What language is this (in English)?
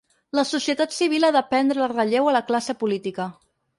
Catalan